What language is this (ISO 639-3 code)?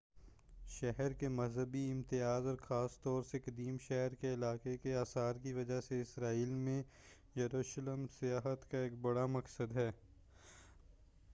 urd